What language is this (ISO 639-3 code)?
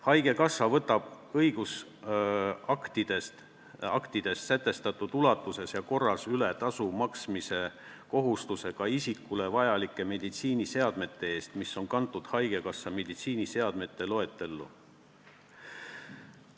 est